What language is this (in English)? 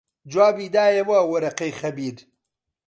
Central Kurdish